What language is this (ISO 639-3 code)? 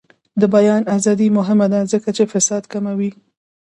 pus